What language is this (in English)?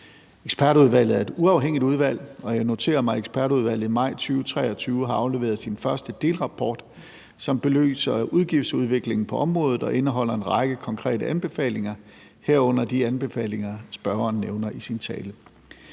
Danish